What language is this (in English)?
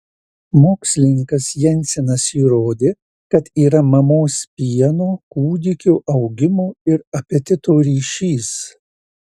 Lithuanian